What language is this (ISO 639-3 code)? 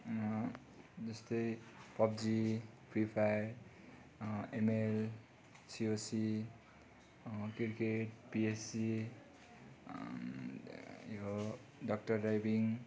nep